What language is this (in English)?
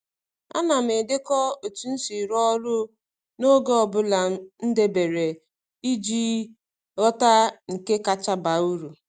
Igbo